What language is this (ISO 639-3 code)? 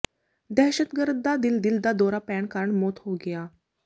pan